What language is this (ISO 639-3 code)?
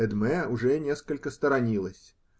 rus